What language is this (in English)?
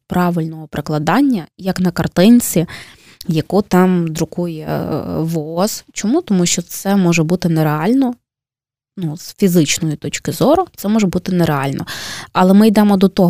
Ukrainian